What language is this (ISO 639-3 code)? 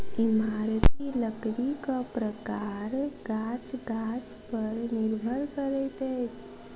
mai